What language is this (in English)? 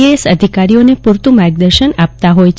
Gujarati